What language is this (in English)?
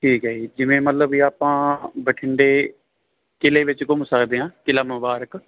Punjabi